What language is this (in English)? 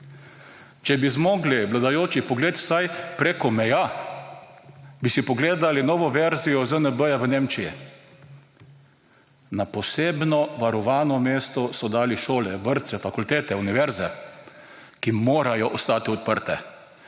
Slovenian